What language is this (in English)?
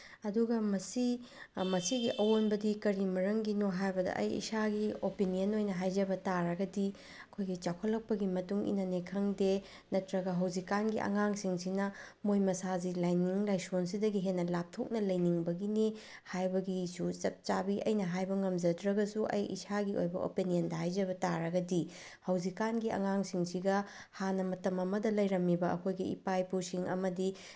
Manipuri